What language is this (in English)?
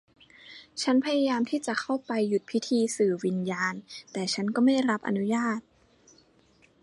Thai